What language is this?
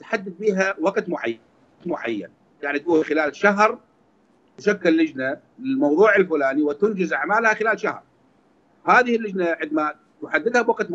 Arabic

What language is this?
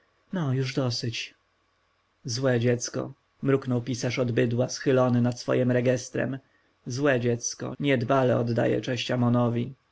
Polish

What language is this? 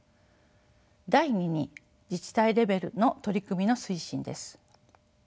Japanese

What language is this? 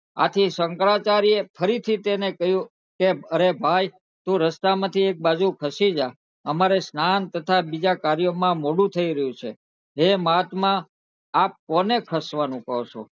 Gujarati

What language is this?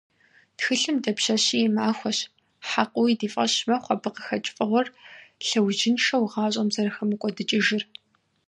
Kabardian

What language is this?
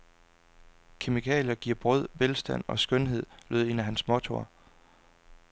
Danish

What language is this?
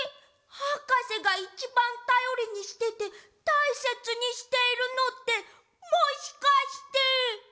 Japanese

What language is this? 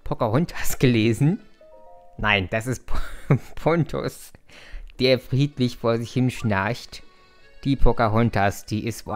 German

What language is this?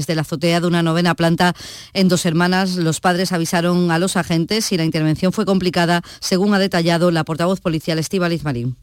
Spanish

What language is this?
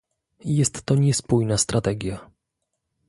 Polish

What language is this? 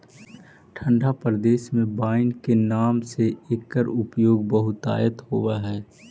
Magahi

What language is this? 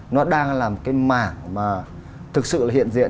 Vietnamese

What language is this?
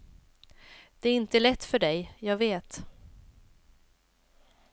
Swedish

